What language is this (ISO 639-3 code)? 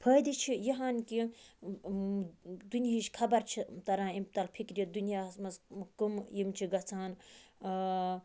kas